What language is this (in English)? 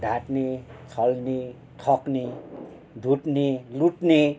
Nepali